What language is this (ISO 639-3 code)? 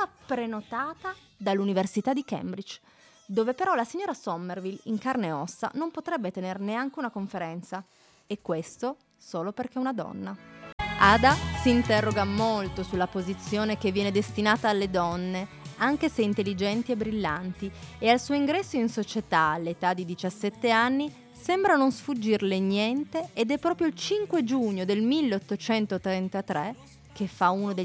ita